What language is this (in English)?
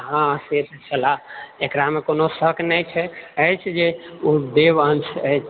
Maithili